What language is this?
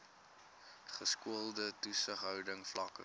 Afrikaans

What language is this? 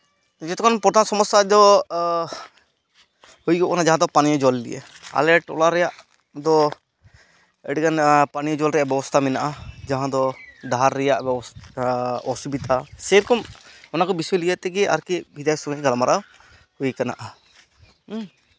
Santali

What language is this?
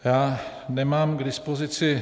Czech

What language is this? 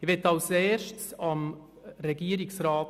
Swiss German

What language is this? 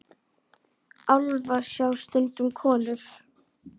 Icelandic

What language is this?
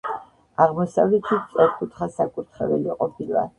Georgian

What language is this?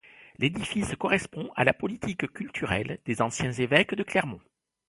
French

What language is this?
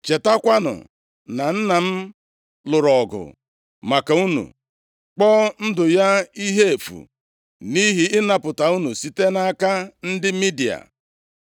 Igbo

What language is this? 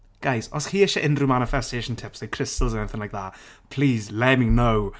Welsh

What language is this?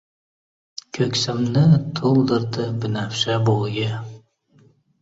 Uzbek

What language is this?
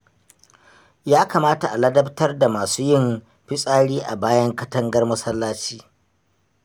Hausa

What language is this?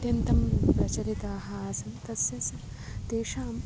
Sanskrit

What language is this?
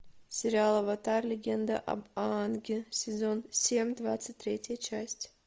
Russian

